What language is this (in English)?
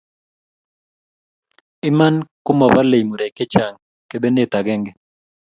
Kalenjin